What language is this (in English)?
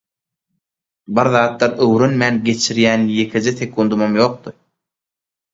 Turkmen